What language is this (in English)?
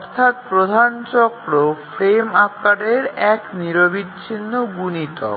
Bangla